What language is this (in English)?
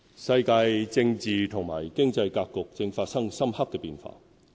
Cantonese